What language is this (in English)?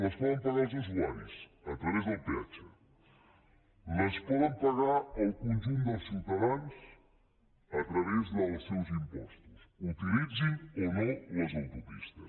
Catalan